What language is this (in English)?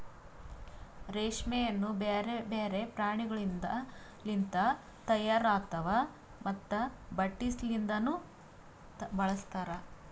Kannada